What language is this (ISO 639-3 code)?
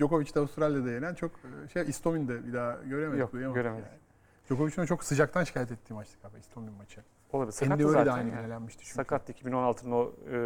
tur